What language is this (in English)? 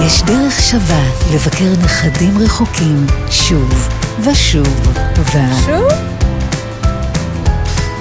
Hebrew